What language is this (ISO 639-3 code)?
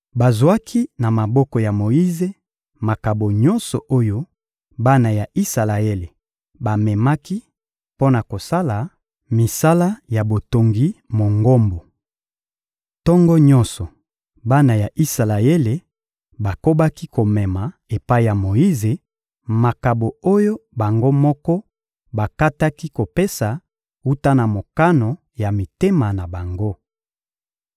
lin